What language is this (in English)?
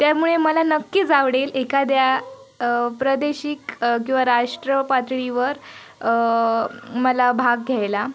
Marathi